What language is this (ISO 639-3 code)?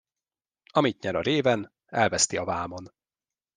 hun